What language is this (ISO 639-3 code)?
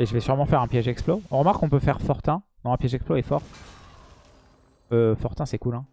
fra